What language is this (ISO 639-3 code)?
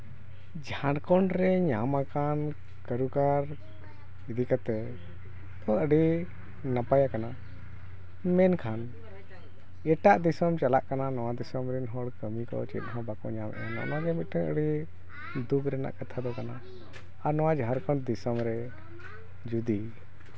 sat